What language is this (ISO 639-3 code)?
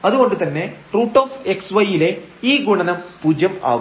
mal